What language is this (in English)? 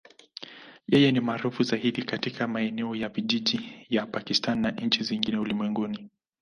Swahili